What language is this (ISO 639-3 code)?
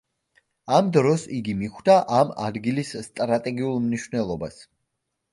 kat